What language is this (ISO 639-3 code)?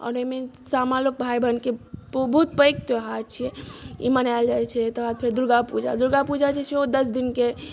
mai